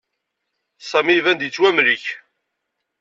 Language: Kabyle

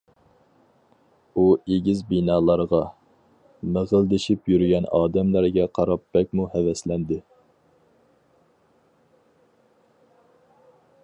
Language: Uyghur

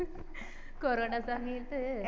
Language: Malayalam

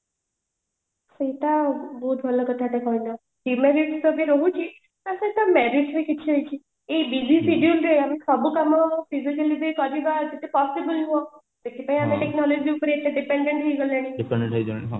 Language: Odia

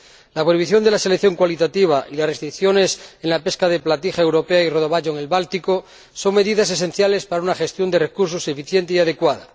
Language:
Spanish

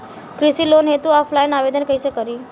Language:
Bhojpuri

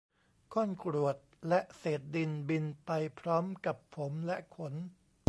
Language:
Thai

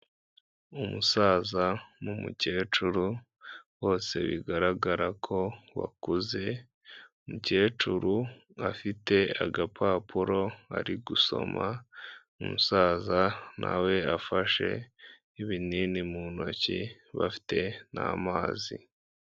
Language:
Kinyarwanda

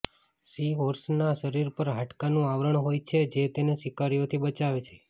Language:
Gujarati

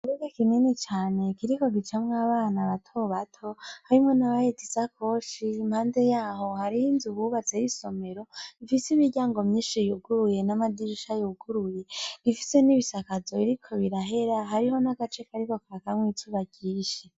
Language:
Rundi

